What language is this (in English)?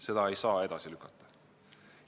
Estonian